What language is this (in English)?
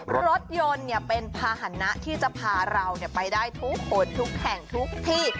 Thai